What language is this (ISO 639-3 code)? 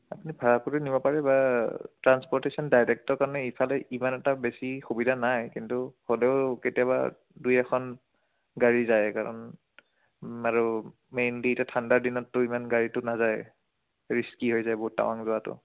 asm